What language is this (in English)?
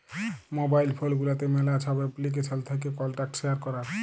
Bangla